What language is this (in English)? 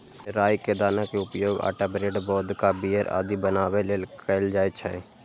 Maithili